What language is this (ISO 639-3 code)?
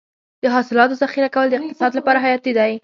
pus